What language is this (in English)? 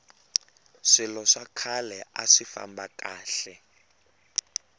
Tsonga